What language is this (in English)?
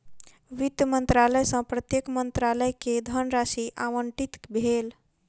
Maithili